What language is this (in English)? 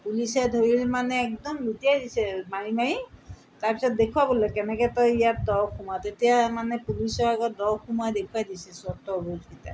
Assamese